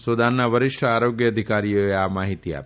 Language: Gujarati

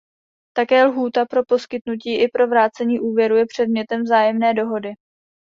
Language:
Czech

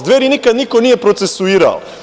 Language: Serbian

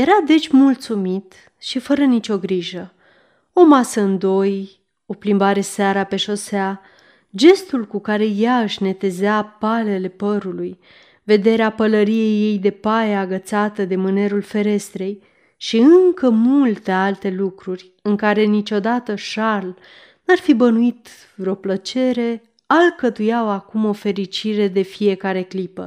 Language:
Romanian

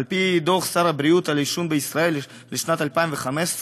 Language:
Hebrew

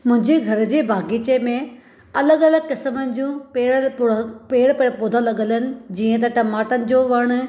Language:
Sindhi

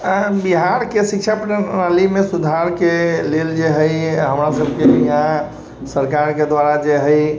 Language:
Maithili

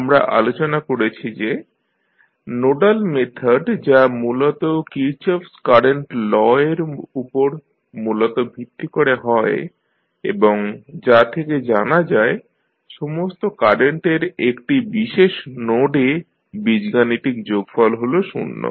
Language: Bangla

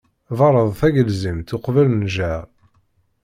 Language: Kabyle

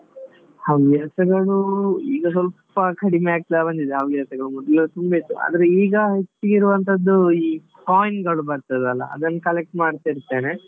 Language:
Kannada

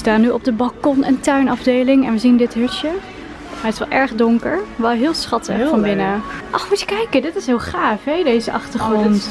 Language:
Dutch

